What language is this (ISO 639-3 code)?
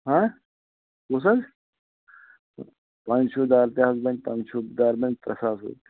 kas